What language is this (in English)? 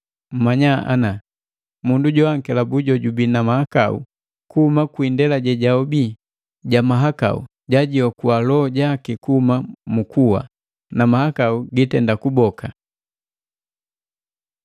Matengo